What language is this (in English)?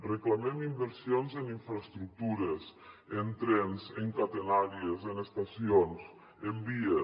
Catalan